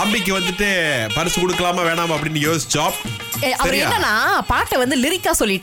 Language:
Tamil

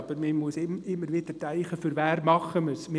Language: Swiss German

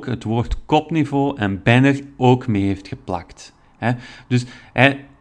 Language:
Dutch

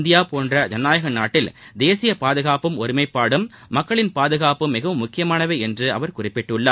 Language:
Tamil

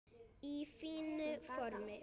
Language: Icelandic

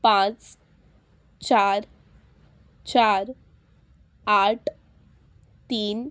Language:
Konkani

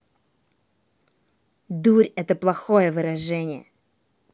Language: Russian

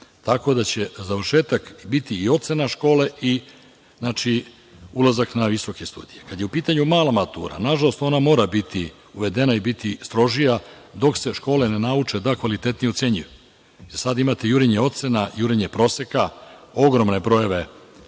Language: Serbian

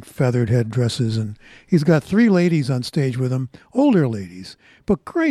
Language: English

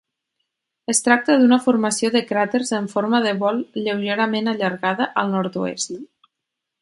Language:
Catalan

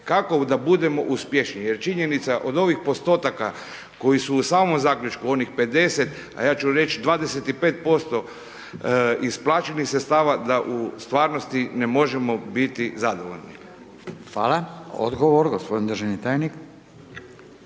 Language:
Croatian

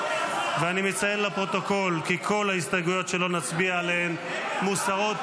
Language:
Hebrew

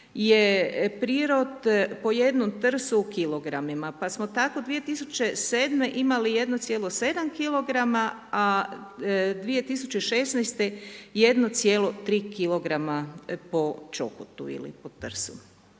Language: Croatian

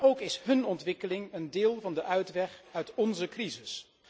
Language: Dutch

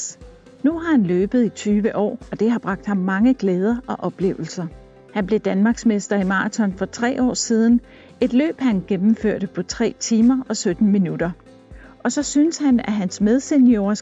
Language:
Danish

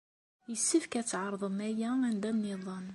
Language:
Kabyle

